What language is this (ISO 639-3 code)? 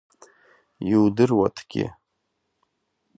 abk